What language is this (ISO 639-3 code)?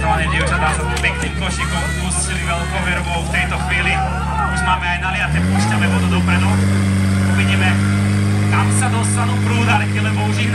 ces